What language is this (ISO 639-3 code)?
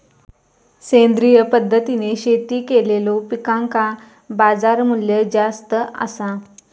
mar